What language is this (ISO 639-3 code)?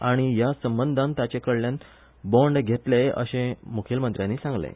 kok